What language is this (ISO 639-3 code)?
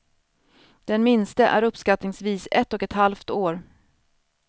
swe